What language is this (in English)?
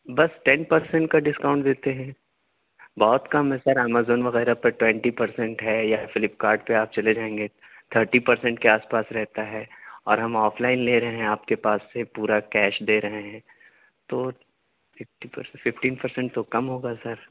Urdu